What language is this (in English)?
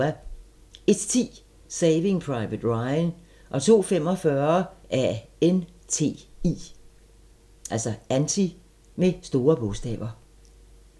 Danish